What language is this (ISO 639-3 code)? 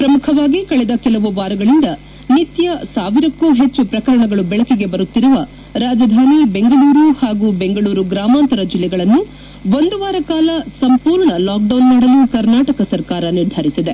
kan